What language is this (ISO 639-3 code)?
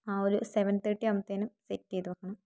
mal